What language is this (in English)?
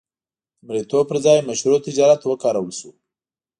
Pashto